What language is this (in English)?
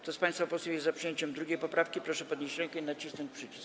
Polish